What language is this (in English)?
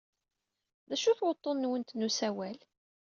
Kabyle